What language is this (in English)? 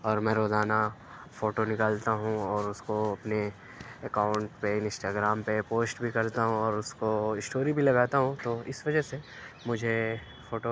Urdu